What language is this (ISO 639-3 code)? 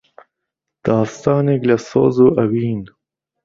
ckb